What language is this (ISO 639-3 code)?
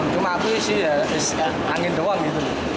ind